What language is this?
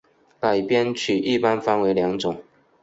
Chinese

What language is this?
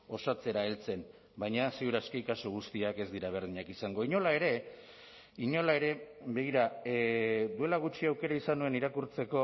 Basque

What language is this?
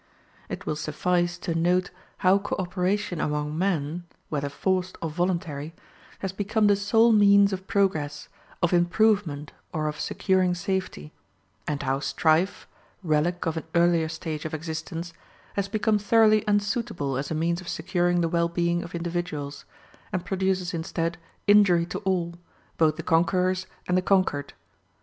English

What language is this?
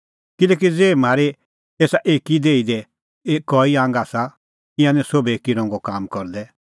Kullu Pahari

